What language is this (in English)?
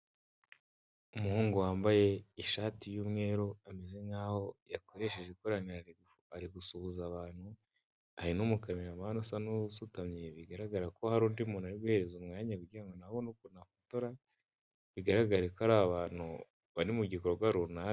Kinyarwanda